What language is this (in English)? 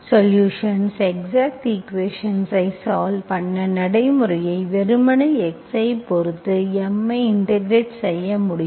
Tamil